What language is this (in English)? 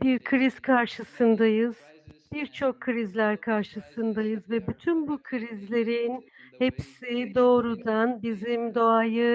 Turkish